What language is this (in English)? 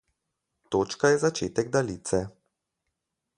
Slovenian